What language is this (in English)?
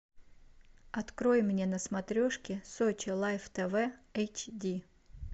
Russian